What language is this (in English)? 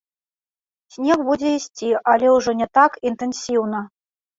Belarusian